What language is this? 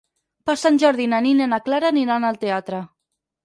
Catalan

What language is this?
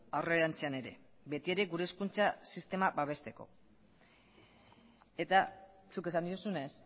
Basque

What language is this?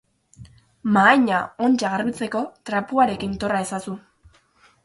Basque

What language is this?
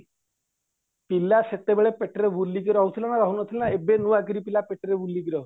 Odia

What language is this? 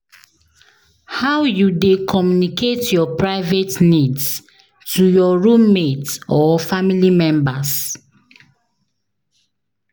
Nigerian Pidgin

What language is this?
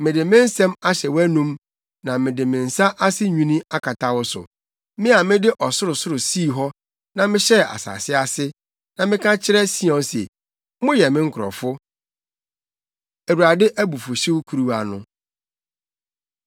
Akan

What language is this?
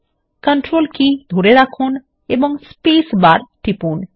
Bangla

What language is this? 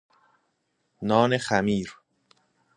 Persian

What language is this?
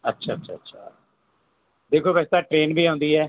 Punjabi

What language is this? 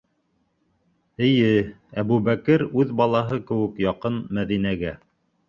Bashkir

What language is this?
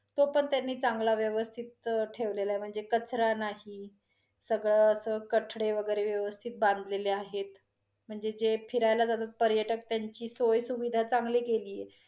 Marathi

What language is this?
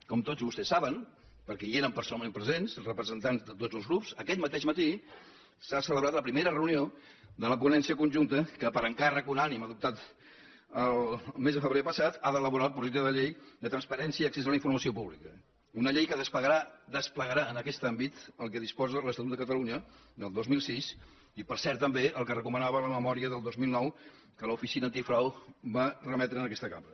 Catalan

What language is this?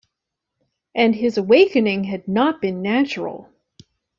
English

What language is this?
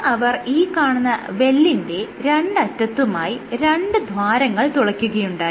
Malayalam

